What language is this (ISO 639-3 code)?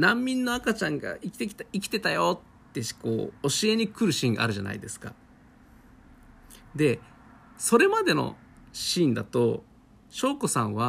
jpn